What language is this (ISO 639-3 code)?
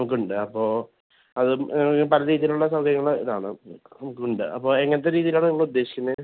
mal